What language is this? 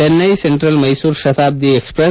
Kannada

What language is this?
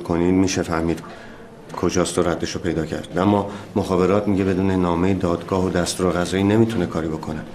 Persian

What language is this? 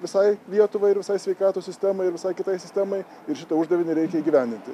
Lithuanian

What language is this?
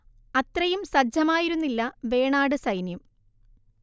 Malayalam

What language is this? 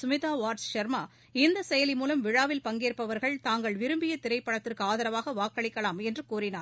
Tamil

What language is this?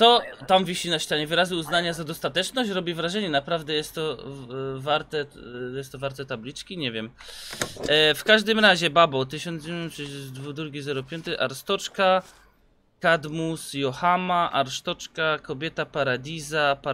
Polish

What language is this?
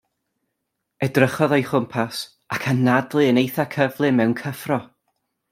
Welsh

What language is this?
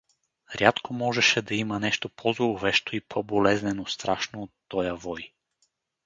Bulgarian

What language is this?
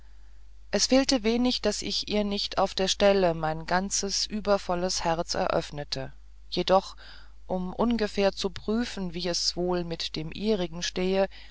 German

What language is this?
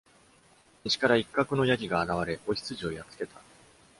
Japanese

